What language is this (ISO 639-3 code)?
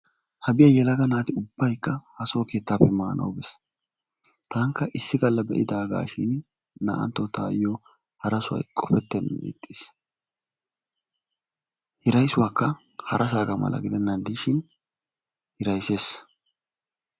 wal